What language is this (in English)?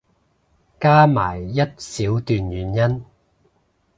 Cantonese